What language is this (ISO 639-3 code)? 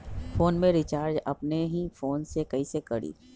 mag